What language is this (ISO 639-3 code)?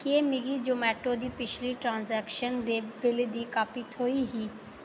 doi